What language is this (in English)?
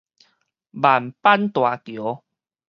Min Nan Chinese